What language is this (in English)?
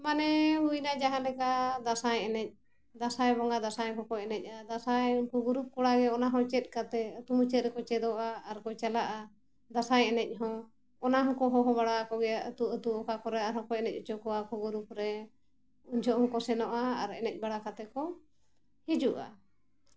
Santali